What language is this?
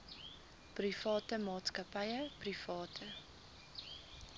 Afrikaans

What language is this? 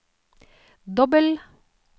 Norwegian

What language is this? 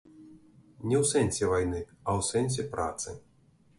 Belarusian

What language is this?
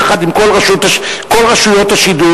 Hebrew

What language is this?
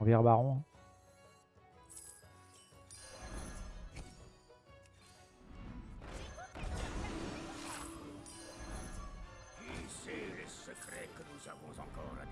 French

